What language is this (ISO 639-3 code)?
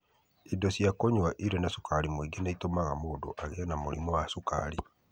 kik